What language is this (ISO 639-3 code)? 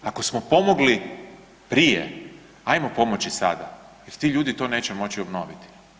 hrv